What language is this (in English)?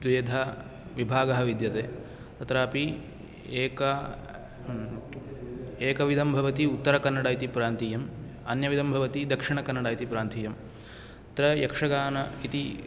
Sanskrit